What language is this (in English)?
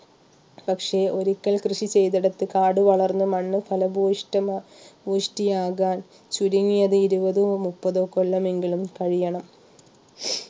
Malayalam